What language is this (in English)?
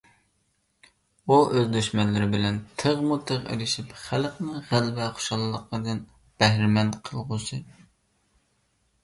Uyghur